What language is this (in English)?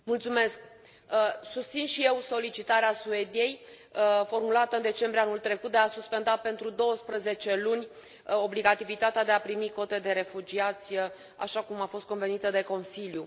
Romanian